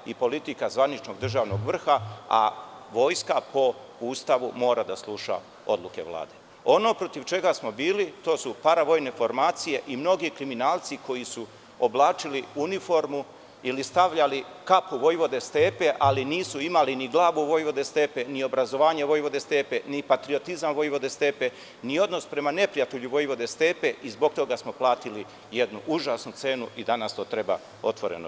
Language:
Serbian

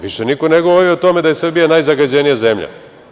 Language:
Serbian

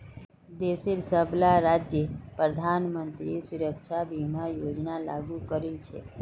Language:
Magahi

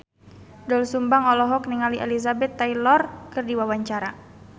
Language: Sundanese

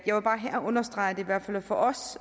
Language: Danish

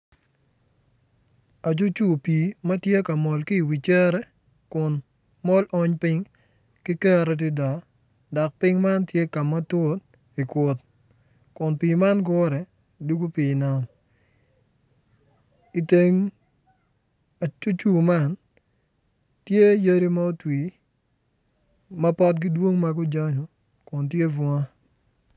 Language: Acoli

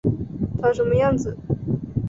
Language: Chinese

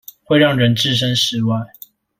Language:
Chinese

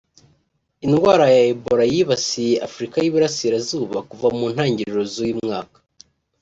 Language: Kinyarwanda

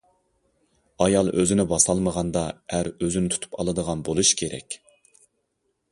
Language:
Uyghur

